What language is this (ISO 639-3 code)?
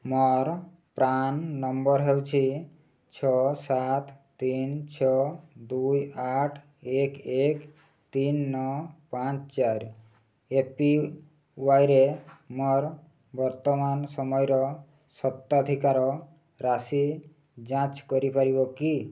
ori